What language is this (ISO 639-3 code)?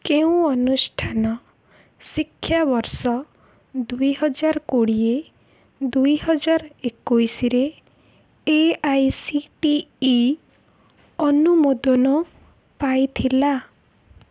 ori